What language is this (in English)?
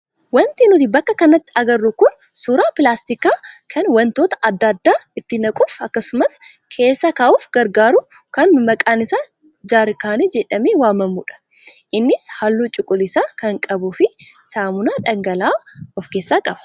Oromo